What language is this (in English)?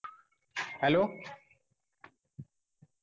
Marathi